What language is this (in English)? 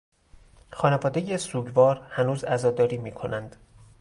Persian